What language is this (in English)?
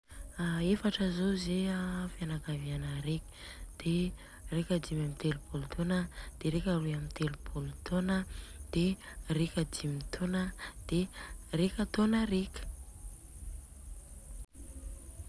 Southern Betsimisaraka Malagasy